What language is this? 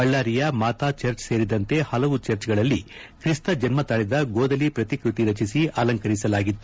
Kannada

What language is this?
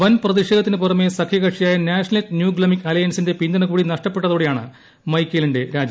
Malayalam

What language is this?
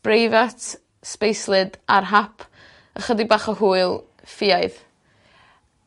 Welsh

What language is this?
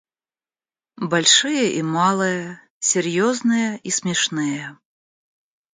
Russian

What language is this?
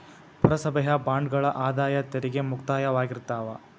Kannada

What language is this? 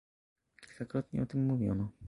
Polish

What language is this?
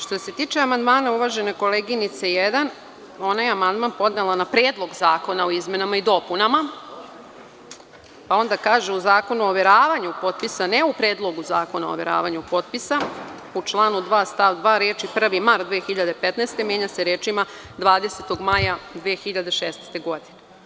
Serbian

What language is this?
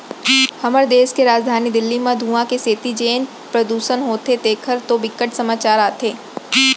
Chhattisgarhi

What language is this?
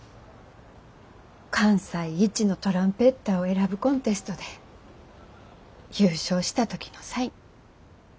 Japanese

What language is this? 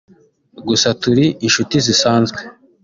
Kinyarwanda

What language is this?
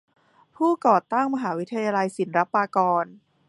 Thai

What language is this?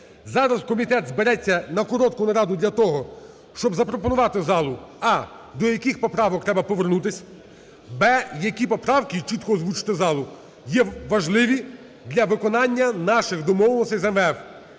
Ukrainian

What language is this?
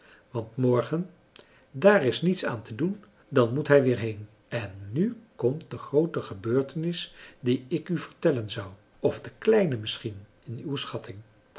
Dutch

